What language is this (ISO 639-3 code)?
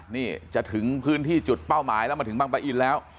tha